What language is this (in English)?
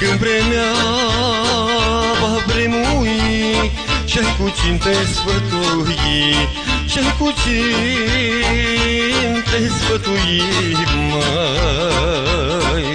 Romanian